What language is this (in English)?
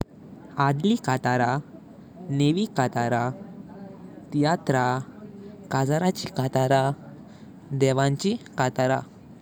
Konkani